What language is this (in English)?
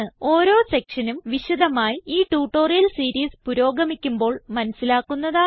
Malayalam